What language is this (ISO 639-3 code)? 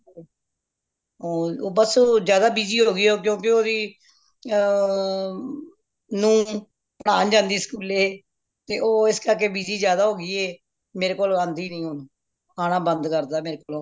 pan